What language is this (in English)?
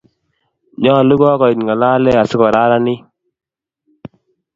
Kalenjin